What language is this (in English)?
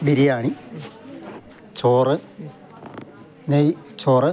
Malayalam